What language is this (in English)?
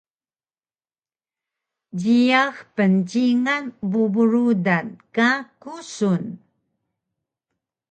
Taroko